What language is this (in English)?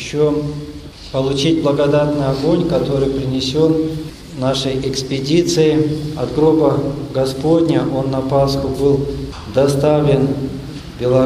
Russian